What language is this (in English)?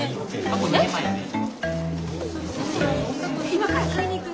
Japanese